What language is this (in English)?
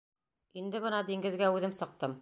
Bashkir